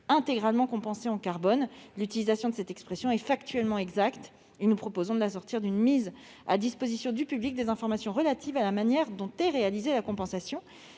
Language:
French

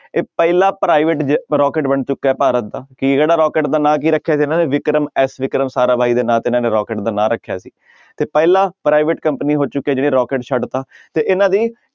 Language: Punjabi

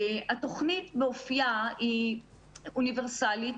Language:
Hebrew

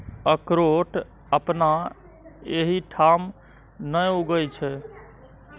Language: Maithili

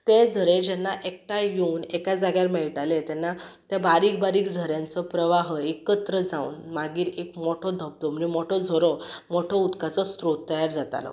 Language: Konkani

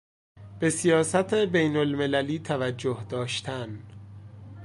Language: Persian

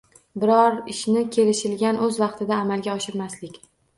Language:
Uzbek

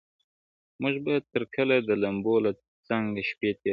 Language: Pashto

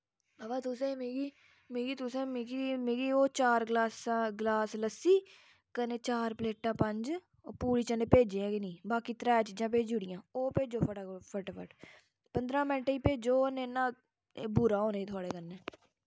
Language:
Dogri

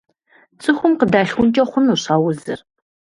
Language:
Kabardian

